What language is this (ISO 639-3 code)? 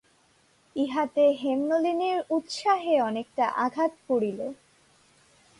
ben